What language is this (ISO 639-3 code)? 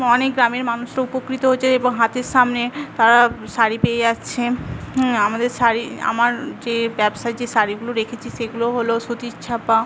ben